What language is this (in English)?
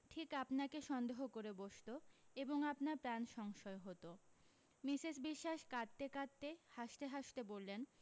Bangla